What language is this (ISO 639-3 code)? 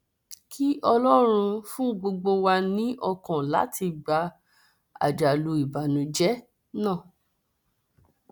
yor